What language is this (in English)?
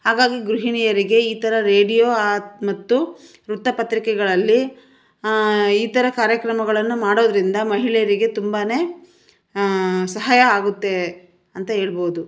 Kannada